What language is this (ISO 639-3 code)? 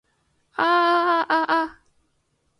yue